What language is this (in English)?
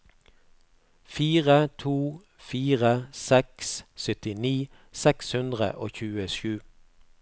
Norwegian